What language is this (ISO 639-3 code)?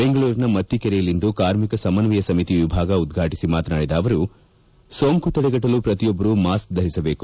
kan